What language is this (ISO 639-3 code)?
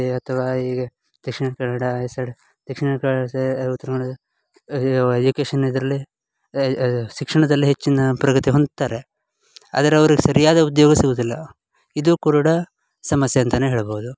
kan